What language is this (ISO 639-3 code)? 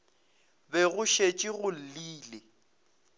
nso